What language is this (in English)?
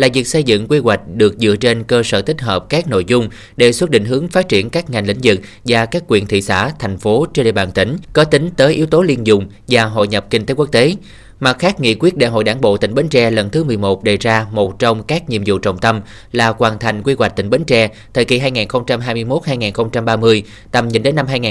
Vietnamese